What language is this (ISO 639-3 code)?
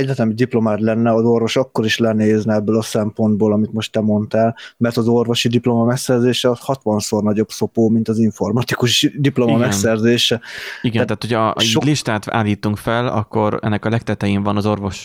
hun